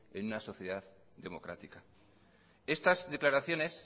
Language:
Spanish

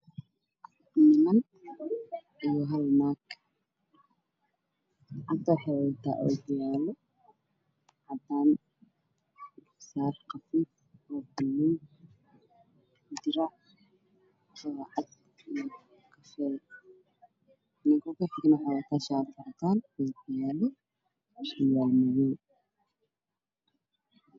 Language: Somali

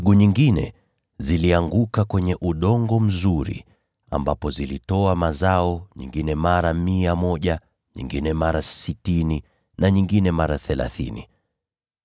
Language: Swahili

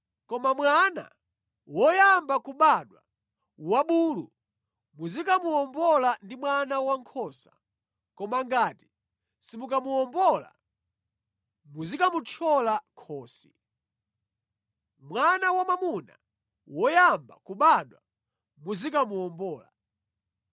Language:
Nyanja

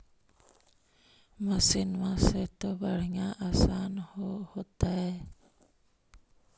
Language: Magahi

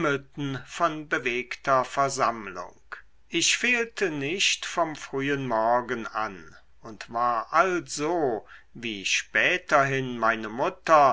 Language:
German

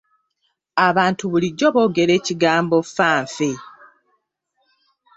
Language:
Ganda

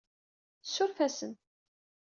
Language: Kabyle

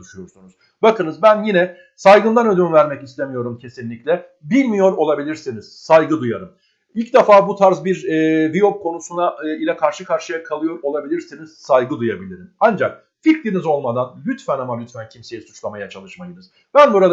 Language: Turkish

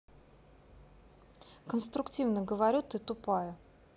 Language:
Russian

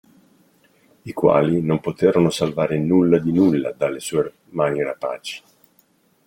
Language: Italian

